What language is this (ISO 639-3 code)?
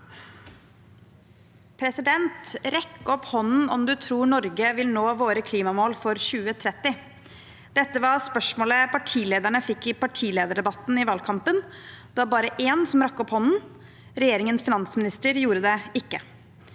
nor